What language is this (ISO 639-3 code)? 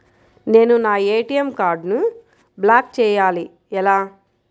tel